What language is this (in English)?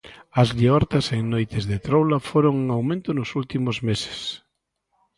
Galician